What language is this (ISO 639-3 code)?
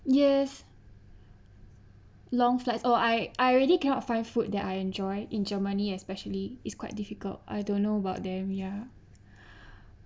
eng